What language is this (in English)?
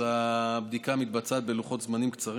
Hebrew